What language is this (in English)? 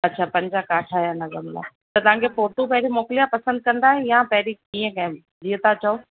Sindhi